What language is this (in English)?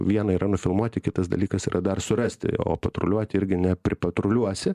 Lithuanian